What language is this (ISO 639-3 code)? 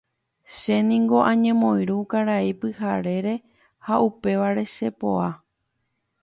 grn